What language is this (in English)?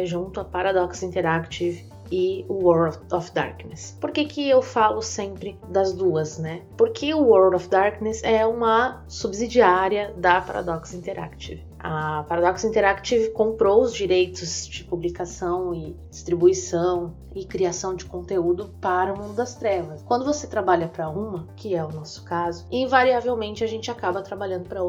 Portuguese